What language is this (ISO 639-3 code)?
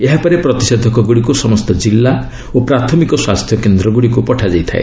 ori